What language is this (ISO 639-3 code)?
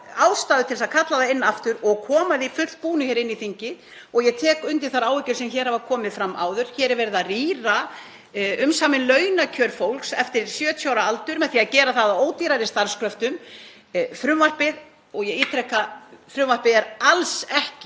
isl